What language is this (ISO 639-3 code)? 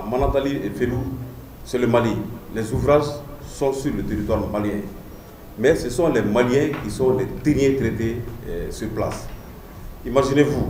fra